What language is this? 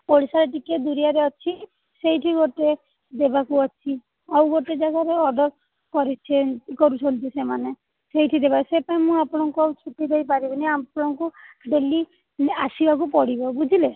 Odia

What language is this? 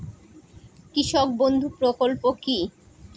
Bangla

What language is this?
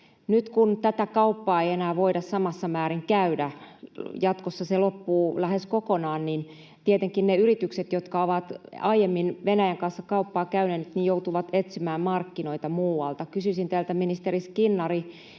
Finnish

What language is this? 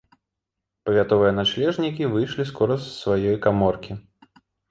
Belarusian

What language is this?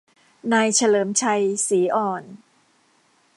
Thai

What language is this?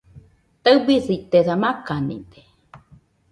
Nüpode Huitoto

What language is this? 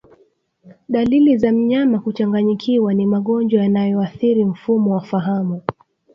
Swahili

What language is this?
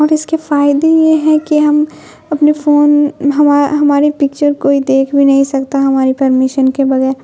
Urdu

